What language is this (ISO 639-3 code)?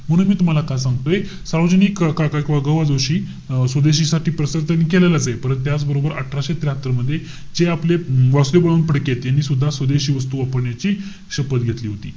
mar